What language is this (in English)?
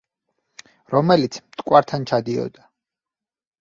Georgian